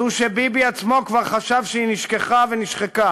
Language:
Hebrew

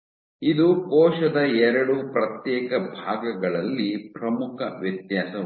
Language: Kannada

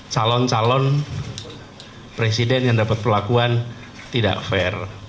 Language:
Indonesian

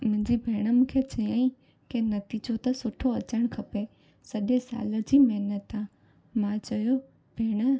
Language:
Sindhi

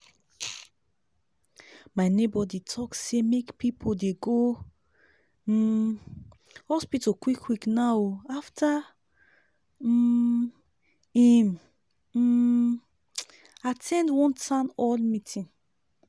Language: Nigerian Pidgin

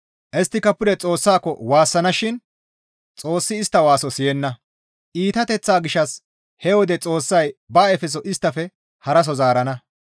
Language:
Gamo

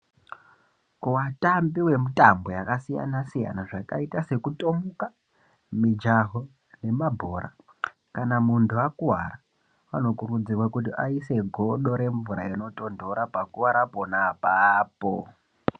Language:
Ndau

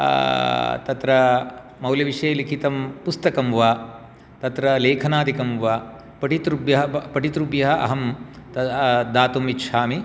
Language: Sanskrit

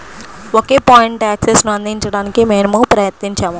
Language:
Telugu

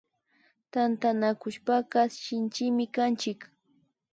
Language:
Imbabura Highland Quichua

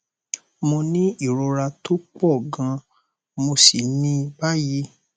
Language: Yoruba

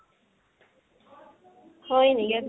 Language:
Assamese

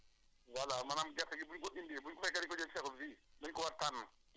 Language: Wolof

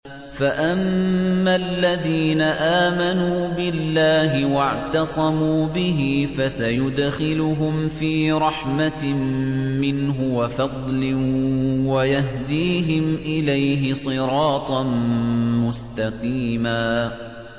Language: Arabic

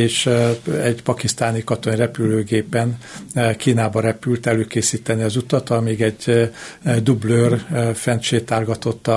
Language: Hungarian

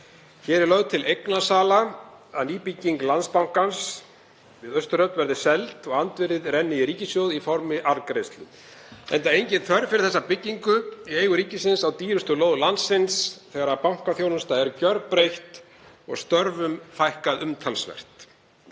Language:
Icelandic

